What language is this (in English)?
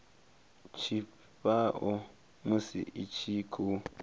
Venda